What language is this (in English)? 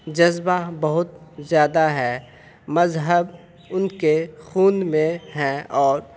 Urdu